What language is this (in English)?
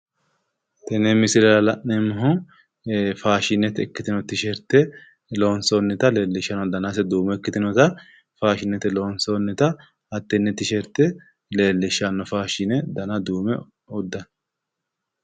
Sidamo